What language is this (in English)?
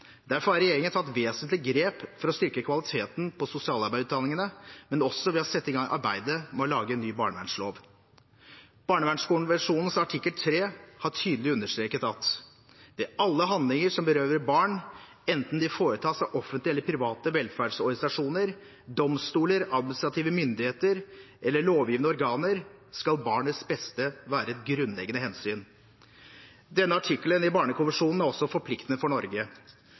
Norwegian Bokmål